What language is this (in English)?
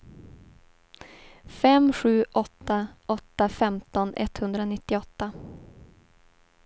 Swedish